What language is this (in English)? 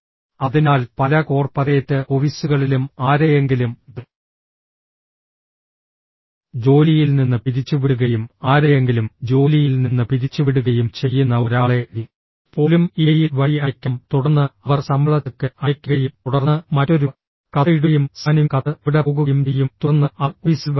Malayalam